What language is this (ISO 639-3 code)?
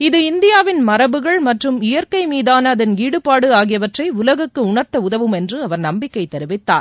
tam